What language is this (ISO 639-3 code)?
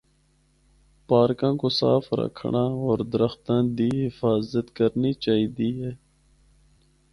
hno